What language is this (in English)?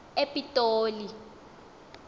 Xhosa